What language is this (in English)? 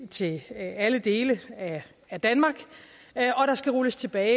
Danish